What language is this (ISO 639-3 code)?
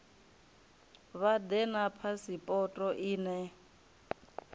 ven